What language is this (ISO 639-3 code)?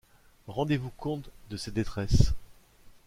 fra